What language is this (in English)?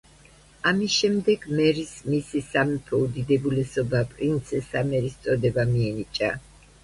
Georgian